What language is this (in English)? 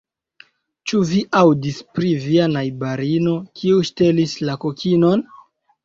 Esperanto